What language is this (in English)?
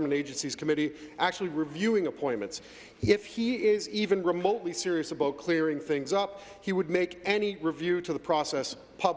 English